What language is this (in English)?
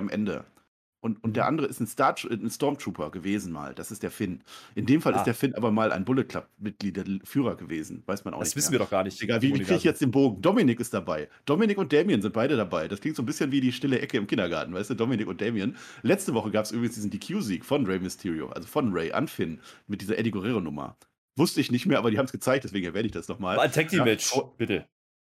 German